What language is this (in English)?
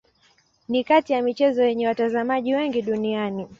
Swahili